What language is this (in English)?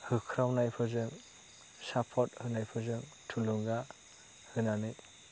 Bodo